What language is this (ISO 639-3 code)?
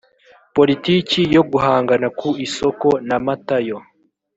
kin